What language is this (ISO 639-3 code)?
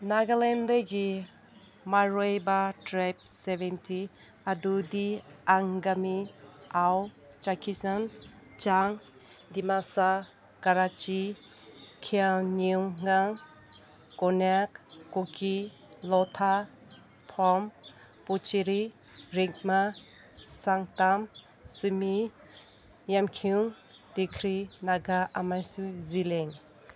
mni